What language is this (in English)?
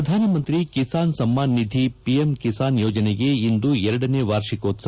Kannada